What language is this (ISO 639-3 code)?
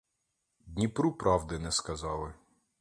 ukr